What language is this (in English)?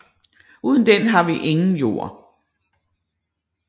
Danish